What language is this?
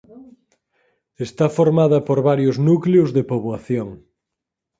Galician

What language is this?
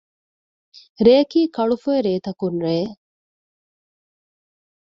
Divehi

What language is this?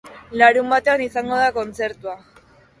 Basque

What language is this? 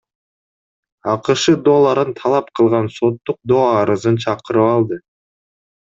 Kyrgyz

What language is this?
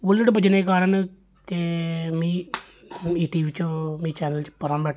Dogri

